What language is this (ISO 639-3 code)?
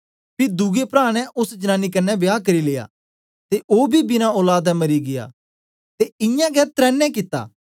doi